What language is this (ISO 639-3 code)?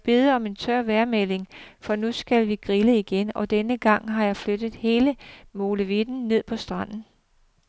dan